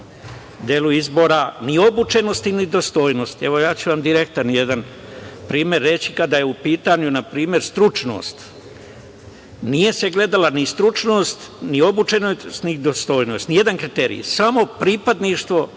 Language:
Serbian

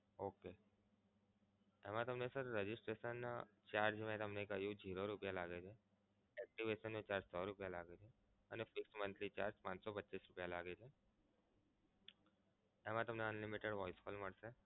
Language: Gujarati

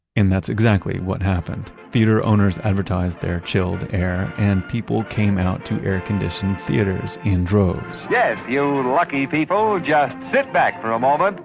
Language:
English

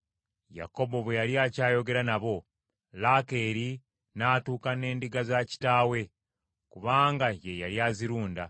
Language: Ganda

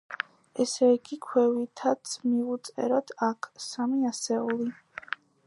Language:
Georgian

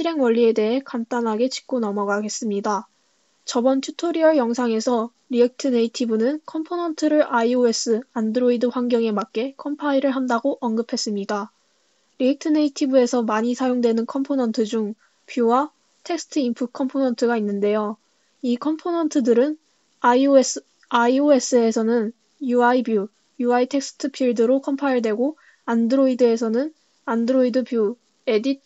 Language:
Korean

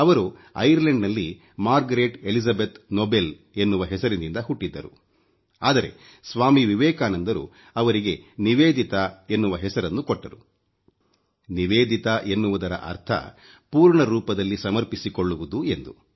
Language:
Kannada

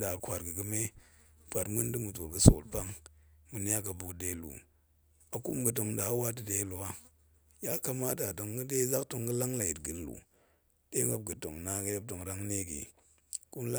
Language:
Goemai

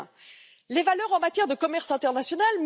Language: French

